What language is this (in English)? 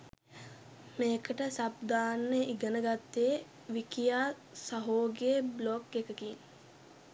Sinhala